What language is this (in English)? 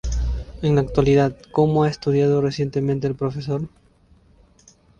Spanish